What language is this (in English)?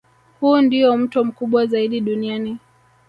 Swahili